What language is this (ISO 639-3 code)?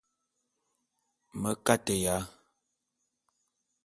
bum